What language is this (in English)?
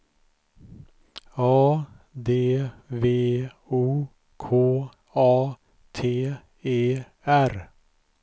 Swedish